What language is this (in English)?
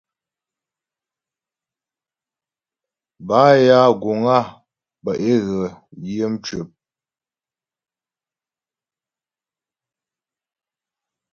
Ghomala